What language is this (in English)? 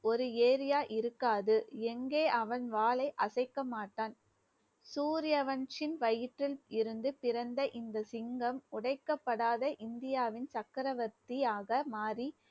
Tamil